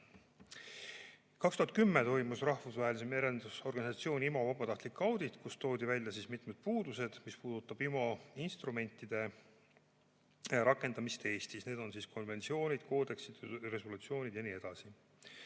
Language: Estonian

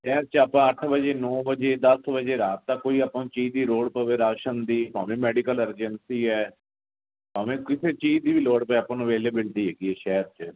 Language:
Punjabi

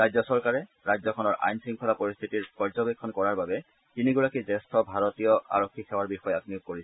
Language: Assamese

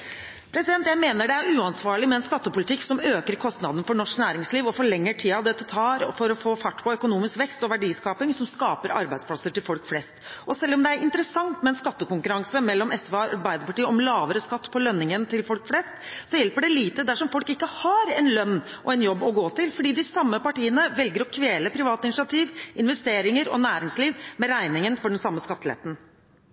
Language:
Norwegian Bokmål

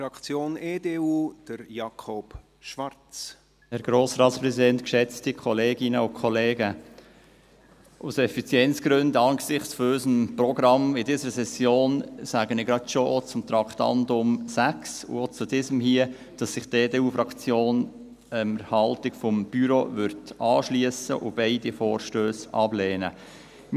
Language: Swiss German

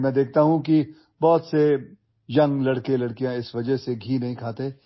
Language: Assamese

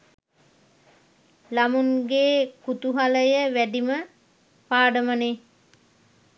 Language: Sinhala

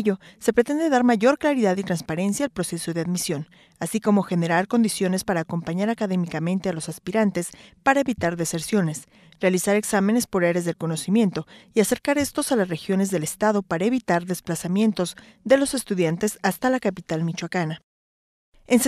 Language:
Spanish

